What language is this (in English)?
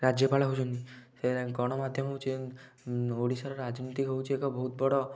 Odia